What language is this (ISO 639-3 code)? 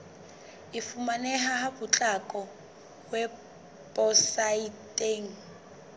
sot